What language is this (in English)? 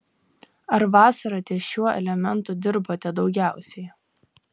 Lithuanian